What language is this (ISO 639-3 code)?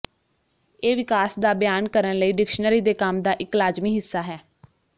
pan